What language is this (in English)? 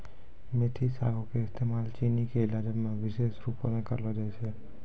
Maithili